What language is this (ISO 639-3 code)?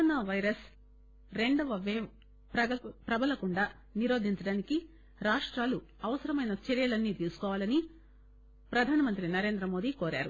tel